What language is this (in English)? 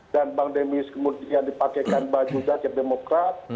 Indonesian